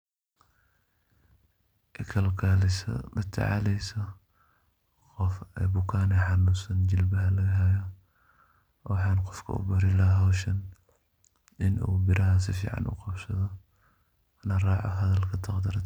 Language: Somali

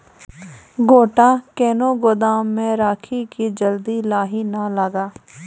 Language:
Maithili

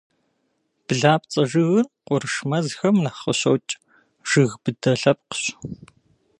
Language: Kabardian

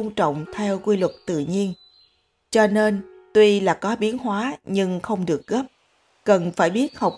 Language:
Vietnamese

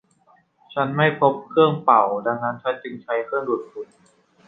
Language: Thai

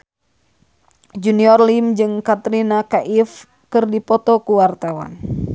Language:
Sundanese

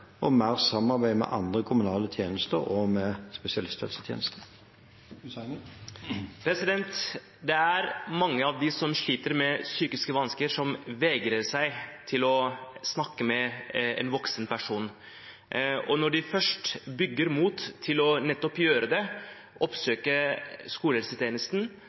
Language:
Norwegian Bokmål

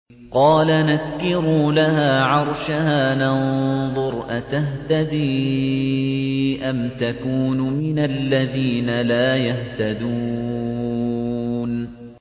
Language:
Arabic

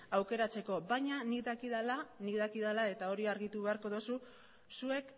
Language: Basque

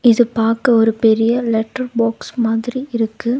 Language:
Tamil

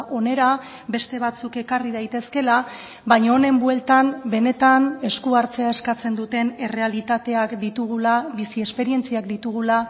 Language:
Basque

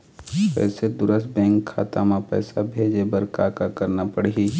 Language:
Chhattisgarhi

